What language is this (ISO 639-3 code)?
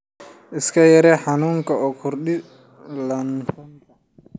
som